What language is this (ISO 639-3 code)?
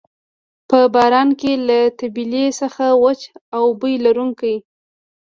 pus